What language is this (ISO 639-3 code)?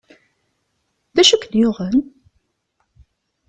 kab